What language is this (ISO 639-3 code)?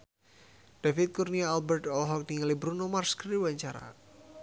sun